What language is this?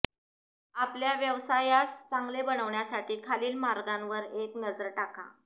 Marathi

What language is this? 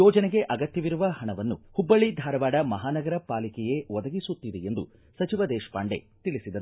Kannada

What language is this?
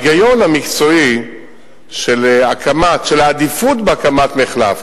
Hebrew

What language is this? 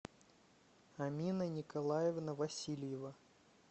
Russian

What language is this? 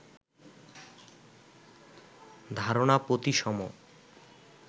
Bangla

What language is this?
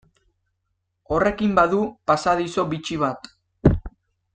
Basque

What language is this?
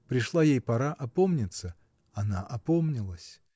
Russian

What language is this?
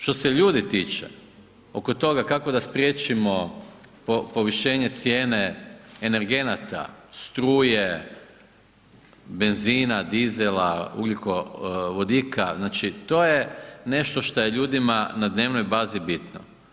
Croatian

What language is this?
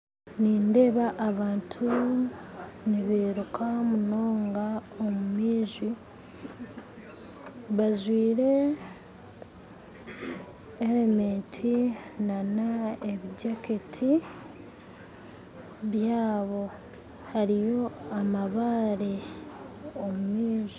Nyankole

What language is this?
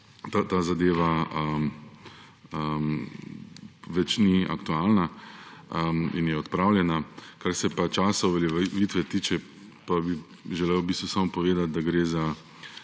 Slovenian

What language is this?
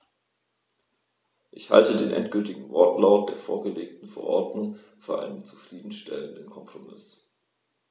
German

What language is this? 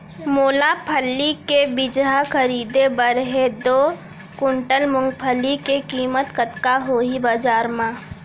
Chhattisgarhi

